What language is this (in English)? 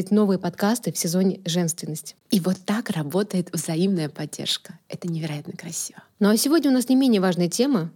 Russian